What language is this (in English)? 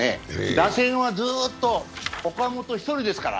Japanese